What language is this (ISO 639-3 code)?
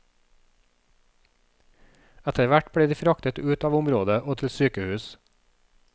nor